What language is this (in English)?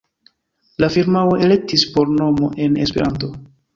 Esperanto